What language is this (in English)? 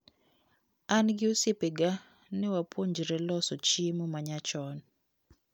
Luo (Kenya and Tanzania)